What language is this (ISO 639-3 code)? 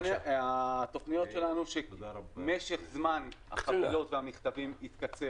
heb